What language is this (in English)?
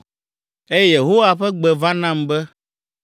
Ewe